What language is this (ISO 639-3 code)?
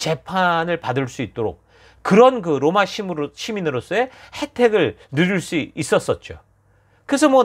kor